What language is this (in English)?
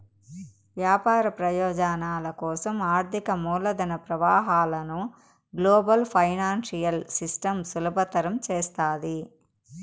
Telugu